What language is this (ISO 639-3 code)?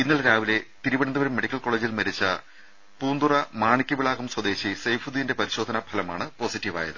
mal